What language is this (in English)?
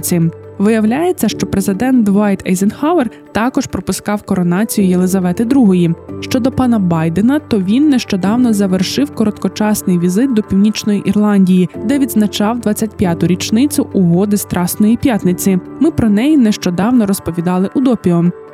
Ukrainian